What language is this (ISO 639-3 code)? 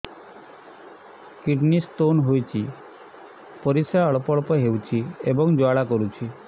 ori